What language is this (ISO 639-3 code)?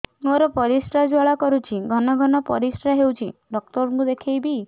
ori